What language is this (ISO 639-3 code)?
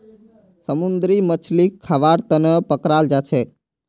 mag